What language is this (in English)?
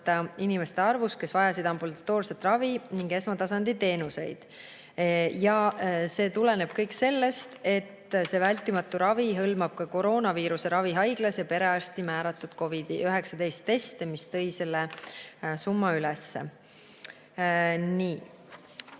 Estonian